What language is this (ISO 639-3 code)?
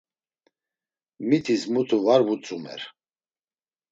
lzz